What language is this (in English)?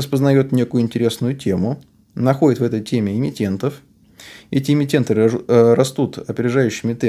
Russian